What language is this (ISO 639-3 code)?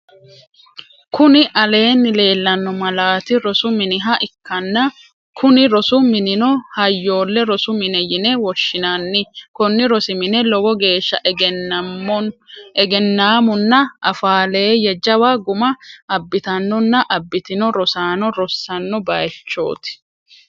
sid